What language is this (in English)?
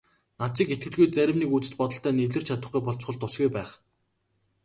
Mongolian